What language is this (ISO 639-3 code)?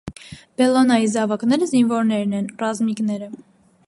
hye